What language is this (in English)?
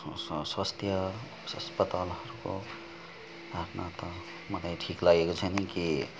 Nepali